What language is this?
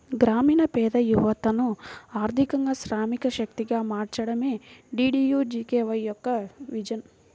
Telugu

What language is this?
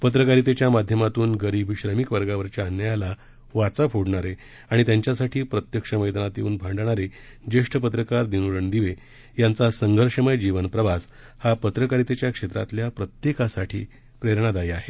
Marathi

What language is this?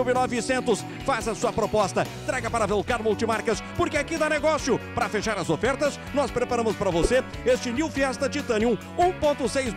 Portuguese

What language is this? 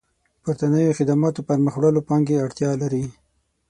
Pashto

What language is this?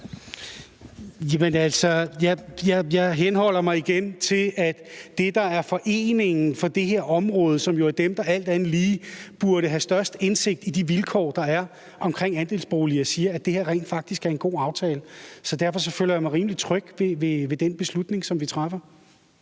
Danish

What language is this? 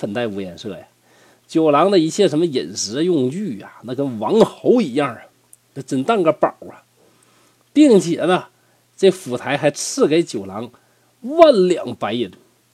Chinese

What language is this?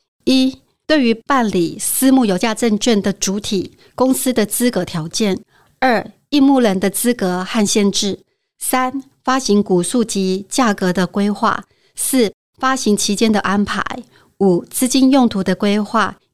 Chinese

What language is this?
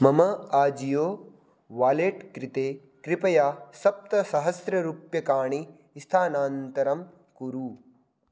Sanskrit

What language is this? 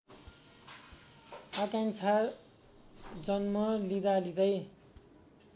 Nepali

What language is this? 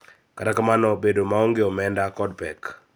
Luo (Kenya and Tanzania)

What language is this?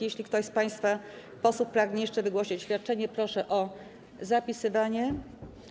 Polish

